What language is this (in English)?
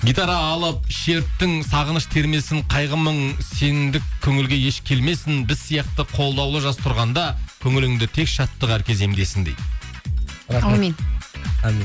Kazakh